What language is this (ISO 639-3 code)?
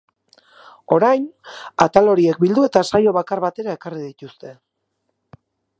eus